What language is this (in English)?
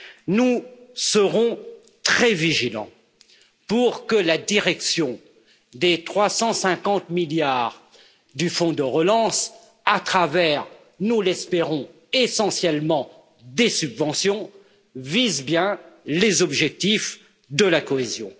French